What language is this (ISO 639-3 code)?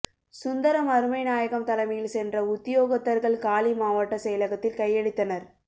tam